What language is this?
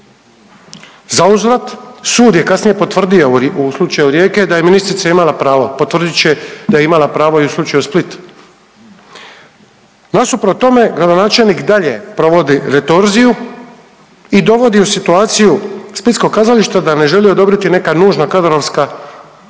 Croatian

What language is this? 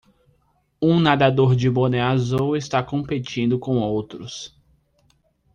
Portuguese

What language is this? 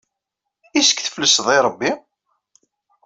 Kabyle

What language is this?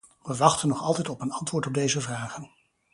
Dutch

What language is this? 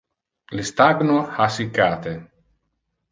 Interlingua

